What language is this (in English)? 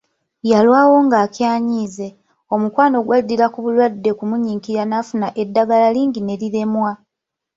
Ganda